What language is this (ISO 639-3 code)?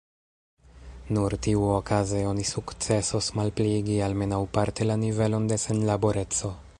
epo